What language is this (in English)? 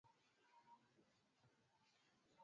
Swahili